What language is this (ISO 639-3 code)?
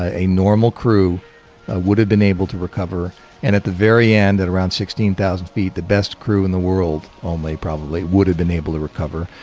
eng